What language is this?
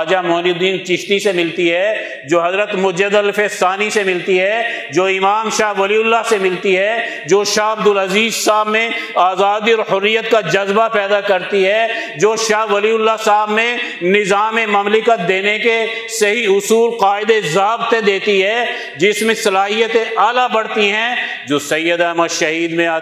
Urdu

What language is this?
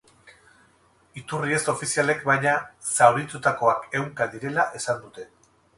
Basque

